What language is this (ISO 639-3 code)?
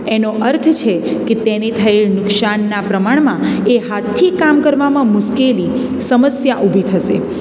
guj